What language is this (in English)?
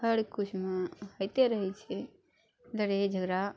Maithili